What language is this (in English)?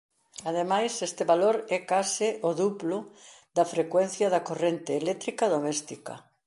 Galician